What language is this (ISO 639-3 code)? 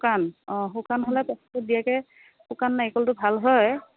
asm